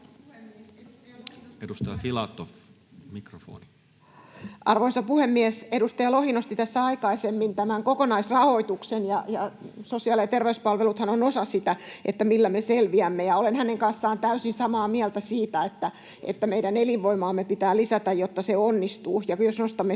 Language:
Finnish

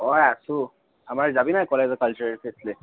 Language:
Assamese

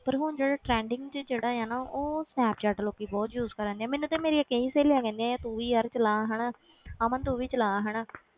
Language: Punjabi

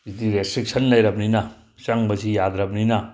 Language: Manipuri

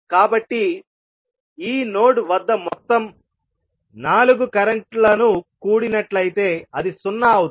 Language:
Telugu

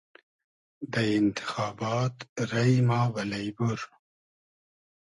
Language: Hazaragi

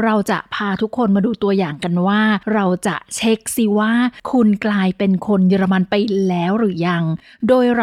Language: Thai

